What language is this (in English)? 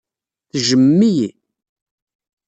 Kabyle